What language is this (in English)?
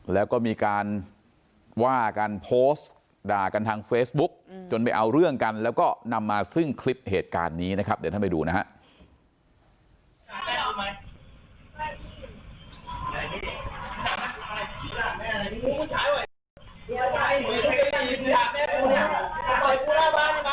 Thai